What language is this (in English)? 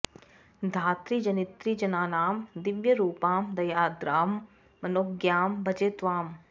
Sanskrit